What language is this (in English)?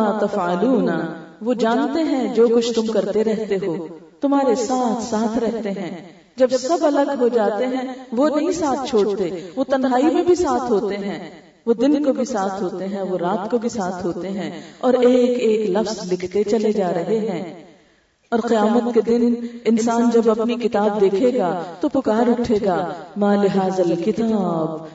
Urdu